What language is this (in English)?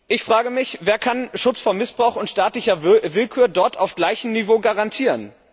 German